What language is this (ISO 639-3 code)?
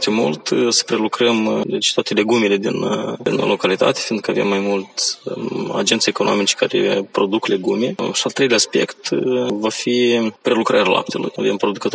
ron